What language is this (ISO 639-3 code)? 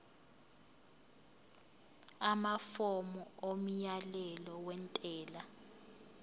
zul